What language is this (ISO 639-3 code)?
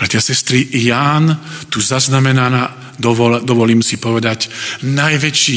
slk